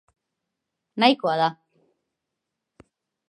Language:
Basque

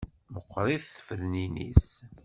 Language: Kabyle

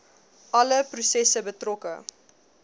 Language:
Afrikaans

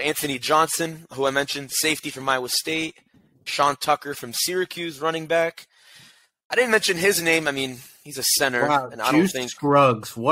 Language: English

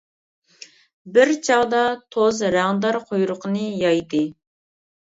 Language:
Uyghur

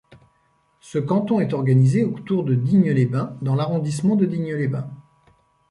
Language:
French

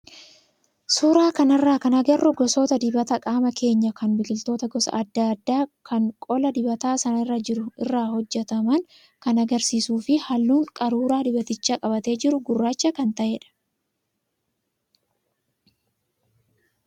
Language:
Oromo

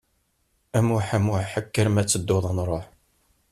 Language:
Kabyle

